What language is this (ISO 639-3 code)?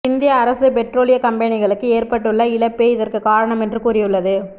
tam